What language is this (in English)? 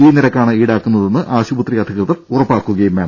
Malayalam